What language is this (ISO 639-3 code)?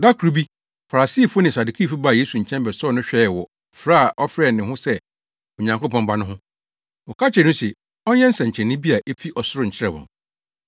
aka